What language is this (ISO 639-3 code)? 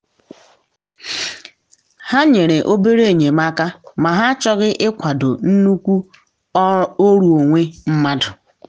ibo